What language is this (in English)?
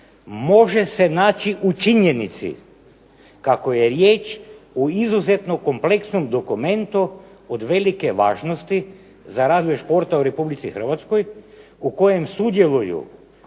Croatian